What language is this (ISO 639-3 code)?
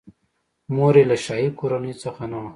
pus